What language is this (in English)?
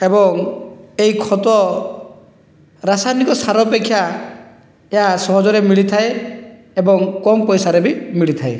Odia